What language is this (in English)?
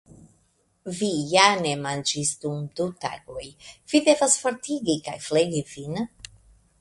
Esperanto